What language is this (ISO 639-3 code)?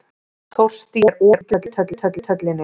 isl